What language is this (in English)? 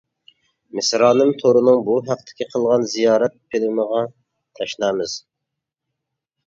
Uyghur